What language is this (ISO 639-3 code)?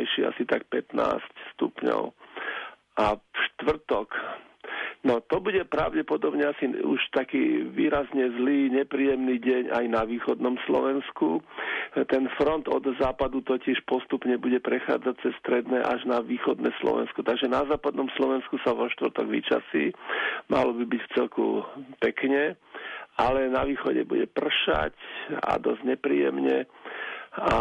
slk